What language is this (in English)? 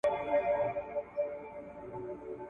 Pashto